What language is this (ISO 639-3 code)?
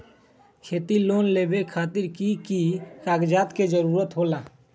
mag